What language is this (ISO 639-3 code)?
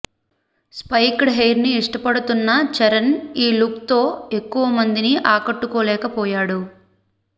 tel